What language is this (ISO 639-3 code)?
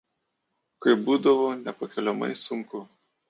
lit